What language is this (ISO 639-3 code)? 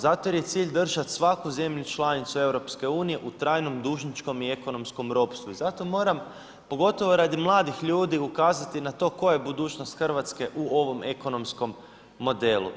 hrv